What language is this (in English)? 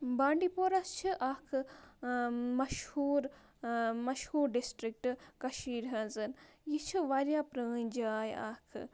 Kashmiri